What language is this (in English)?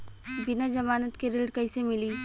Bhojpuri